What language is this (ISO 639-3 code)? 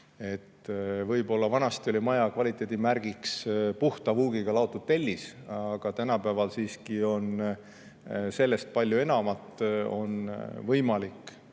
est